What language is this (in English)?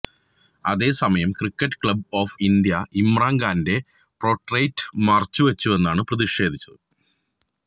Malayalam